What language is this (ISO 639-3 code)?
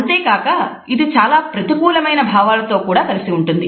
tel